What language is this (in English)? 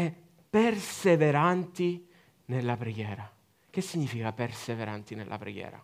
Italian